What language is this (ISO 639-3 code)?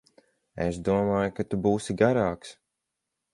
lav